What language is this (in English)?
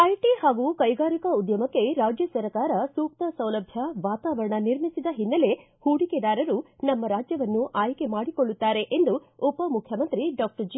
Kannada